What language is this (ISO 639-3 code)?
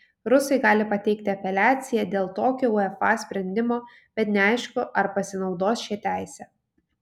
lit